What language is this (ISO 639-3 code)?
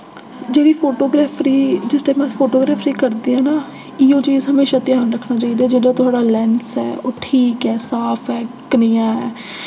doi